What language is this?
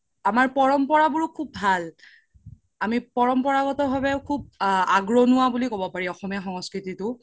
Assamese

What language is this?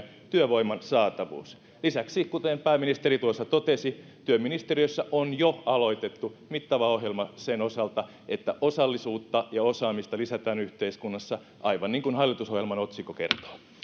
Finnish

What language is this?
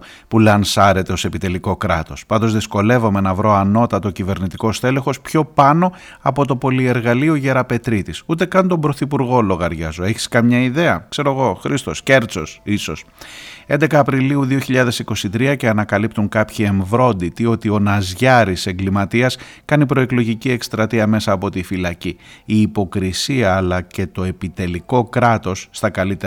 Greek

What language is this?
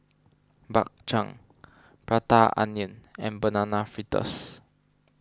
English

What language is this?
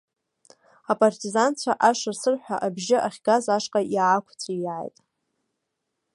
Abkhazian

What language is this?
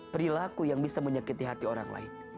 Indonesian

